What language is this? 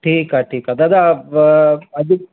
Sindhi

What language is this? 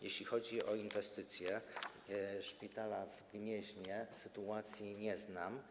Polish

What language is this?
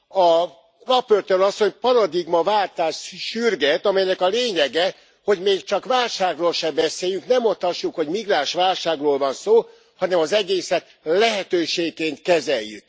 Hungarian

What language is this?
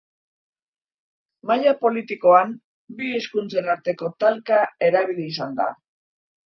Basque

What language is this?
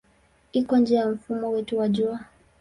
Swahili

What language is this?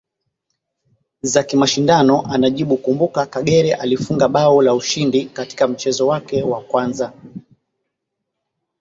Swahili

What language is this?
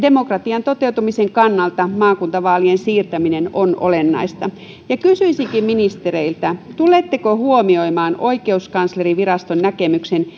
Finnish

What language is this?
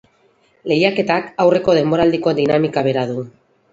Basque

